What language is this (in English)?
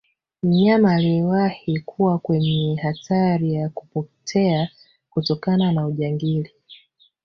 Swahili